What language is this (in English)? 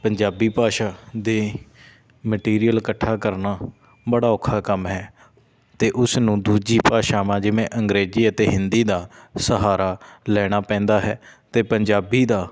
Punjabi